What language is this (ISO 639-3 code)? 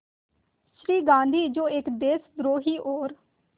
hin